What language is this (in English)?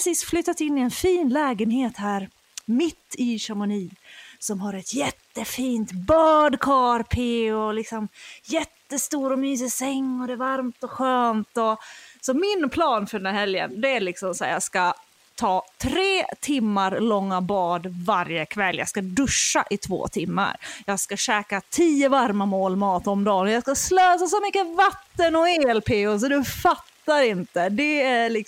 Swedish